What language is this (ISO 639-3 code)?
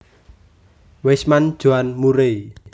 jav